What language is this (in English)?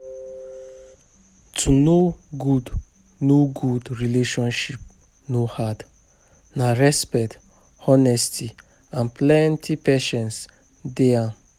Nigerian Pidgin